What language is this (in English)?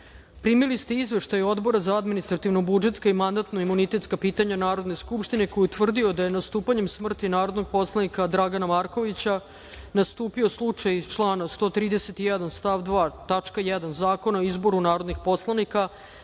Serbian